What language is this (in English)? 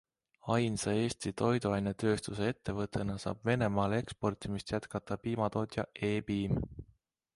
Estonian